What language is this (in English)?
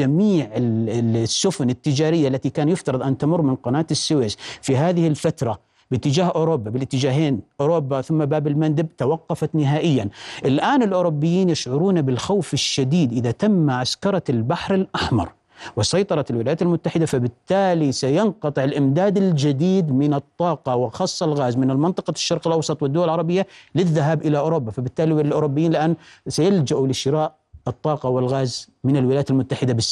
Arabic